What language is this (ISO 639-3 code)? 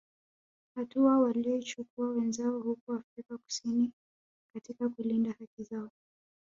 swa